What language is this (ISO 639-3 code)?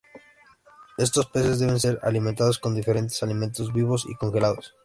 spa